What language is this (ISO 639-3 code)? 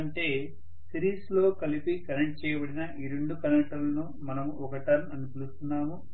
tel